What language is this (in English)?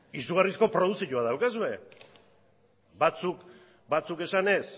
Basque